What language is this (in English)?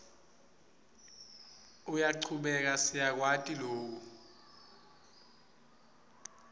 Swati